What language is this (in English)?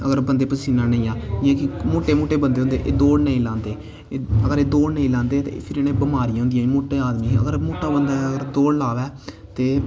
Dogri